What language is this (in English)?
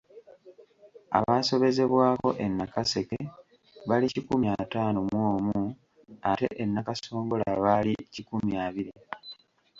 Ganda